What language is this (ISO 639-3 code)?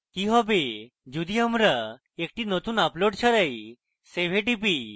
ben